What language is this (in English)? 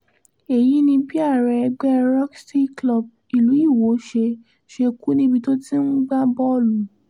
Yoruba